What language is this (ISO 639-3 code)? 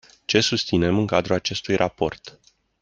ron